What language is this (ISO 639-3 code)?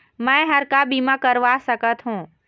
hne